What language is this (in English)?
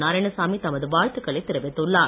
Tamil